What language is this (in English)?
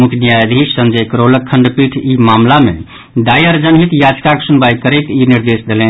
Maithili